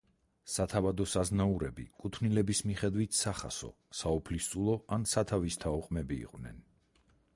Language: Georgian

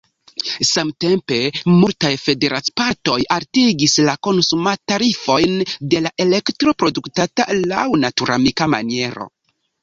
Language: Esperanto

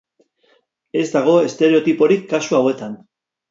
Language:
Basque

